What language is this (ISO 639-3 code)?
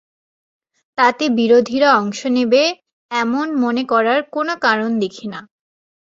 ben